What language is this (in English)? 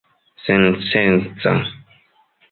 Esperanto